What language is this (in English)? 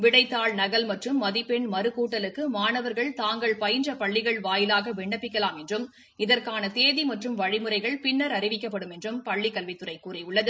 Tamil